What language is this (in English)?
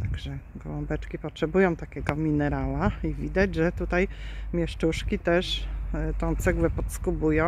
Polish